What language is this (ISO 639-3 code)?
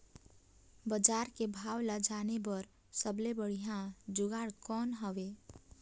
hne